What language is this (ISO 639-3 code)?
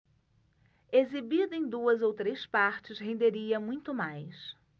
por